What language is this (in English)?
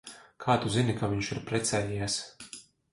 Latvian